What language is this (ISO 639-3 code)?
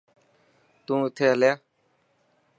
mki